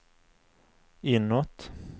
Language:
Swedish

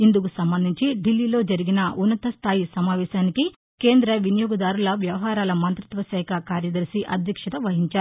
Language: Telugu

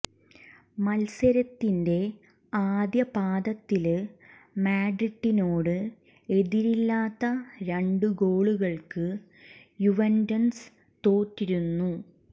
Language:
Malayalam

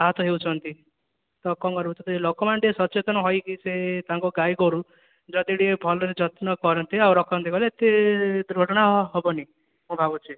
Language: Odia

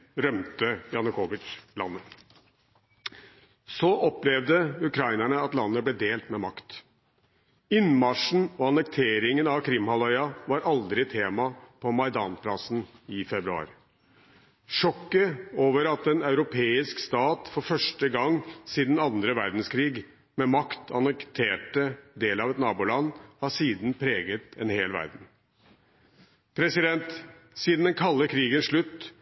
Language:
Norwegian Bokmål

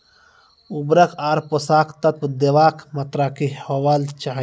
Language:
Maithili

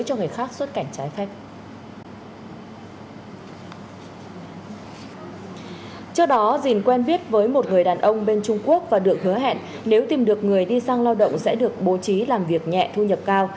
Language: Vietnamese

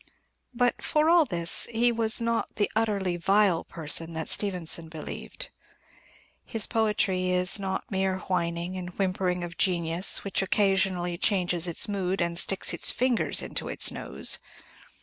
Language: English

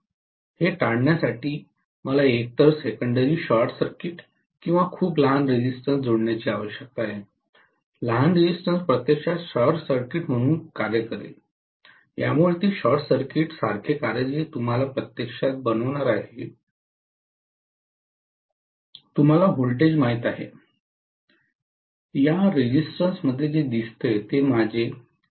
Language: Marathi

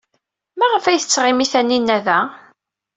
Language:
Kabyle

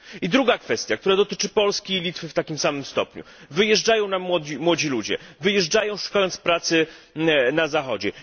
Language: Polish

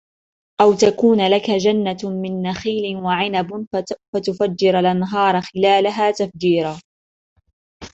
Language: Arabic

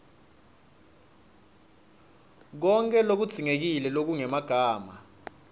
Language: Swati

